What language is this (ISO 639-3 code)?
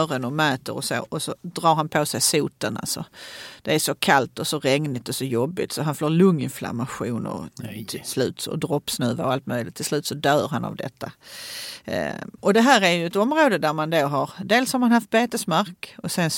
swe